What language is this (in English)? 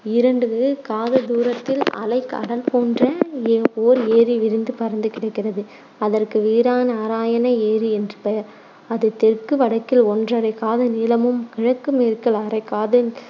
Tamil